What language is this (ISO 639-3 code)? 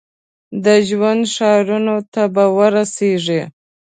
pus